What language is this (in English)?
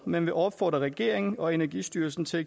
Danish